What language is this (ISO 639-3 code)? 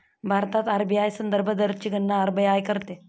mar